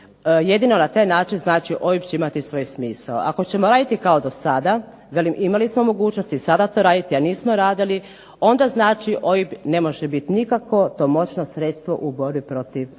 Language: Croatian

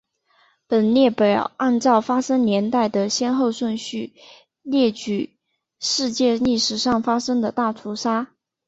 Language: Chinese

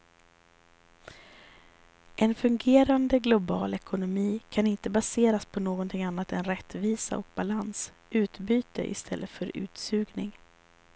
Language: Swedish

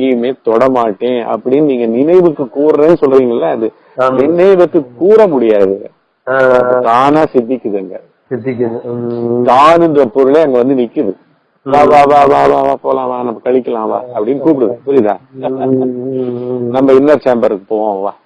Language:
Tamil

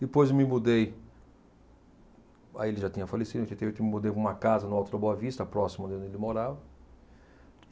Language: Portuguese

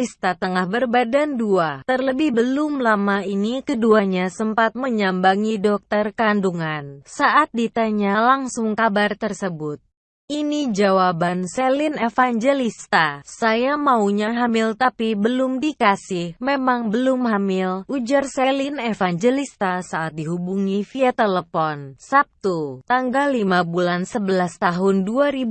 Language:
Indonesian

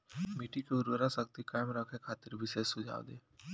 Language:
Bhojpuri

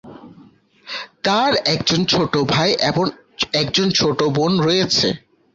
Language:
Bangla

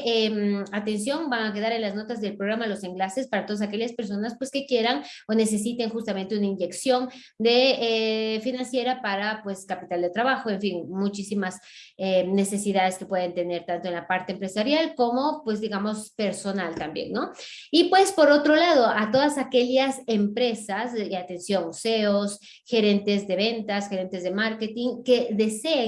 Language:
Spanish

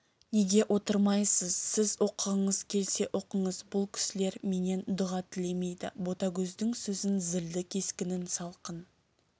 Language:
Kazakh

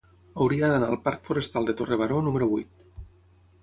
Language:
Catalan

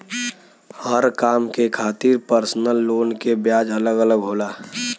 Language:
Bhojpuri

